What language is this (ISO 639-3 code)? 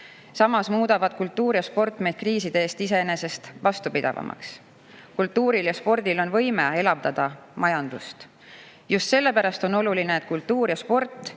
est